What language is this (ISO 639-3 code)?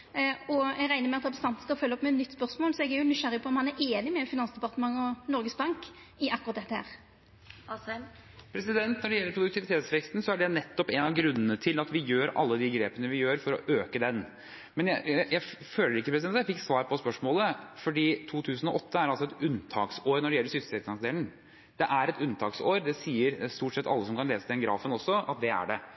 nor